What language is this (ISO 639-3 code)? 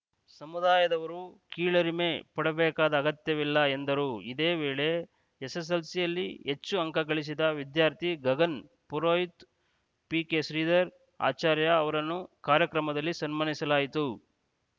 kan